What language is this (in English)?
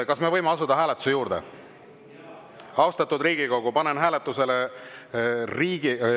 Estonian